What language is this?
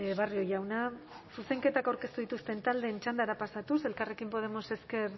Basque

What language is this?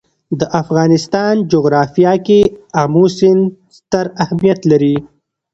Pashto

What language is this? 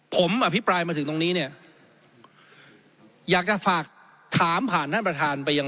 Thai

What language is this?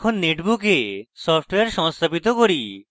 Bangla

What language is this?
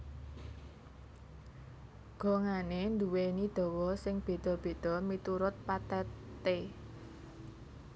Javanese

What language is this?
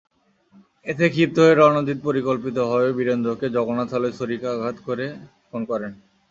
Bangla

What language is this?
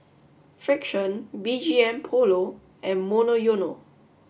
English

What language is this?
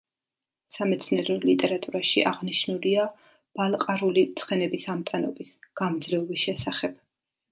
Georgian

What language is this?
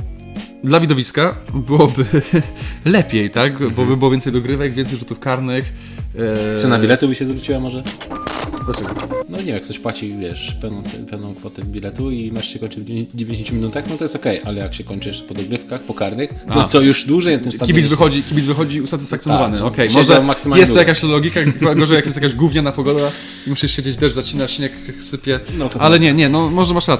Polish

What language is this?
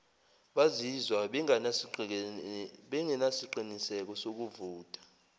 Zulu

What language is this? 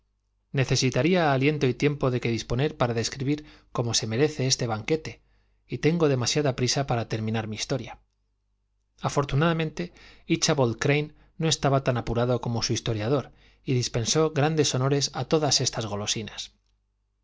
Spanish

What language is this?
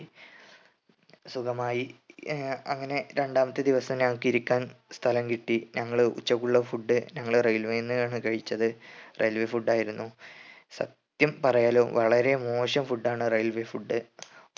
Malayalam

